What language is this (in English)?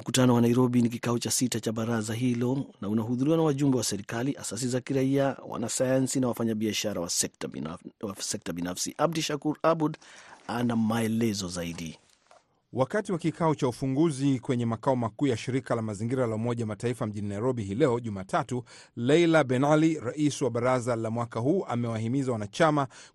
Swahili